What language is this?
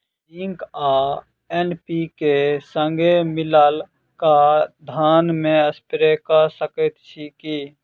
Maithili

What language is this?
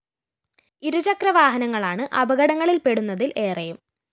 Malayalam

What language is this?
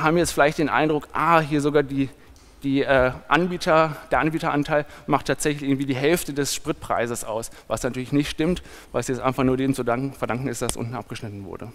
German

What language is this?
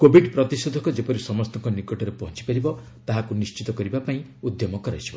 Odia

